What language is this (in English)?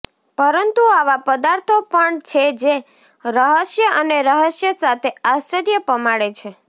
Gujarati